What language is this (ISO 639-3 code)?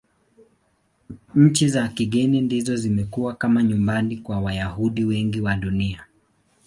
swa